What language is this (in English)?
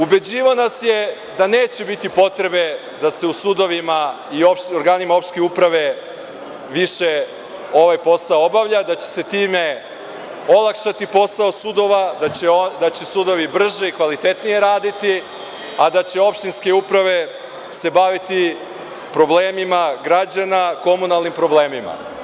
Serbian